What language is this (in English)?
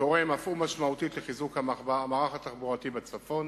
Hebrew